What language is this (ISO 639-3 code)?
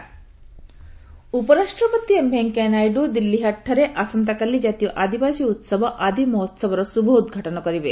ori